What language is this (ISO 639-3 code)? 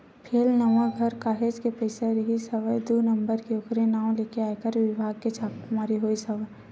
hne